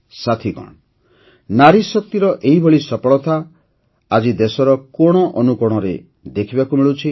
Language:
Odia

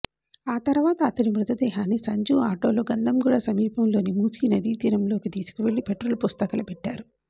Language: Telugu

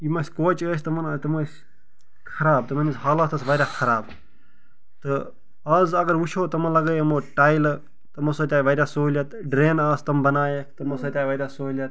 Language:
Kashmiri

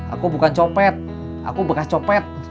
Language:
Indonesian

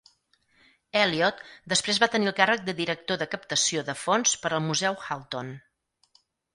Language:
Catalan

